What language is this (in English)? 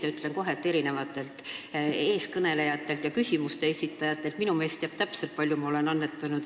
Estonian